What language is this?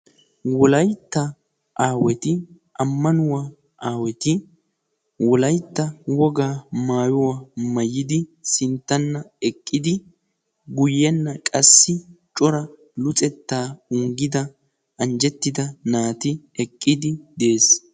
Wolaytta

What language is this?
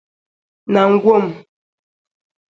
Igbo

